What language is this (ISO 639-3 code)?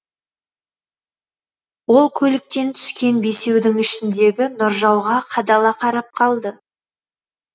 kaz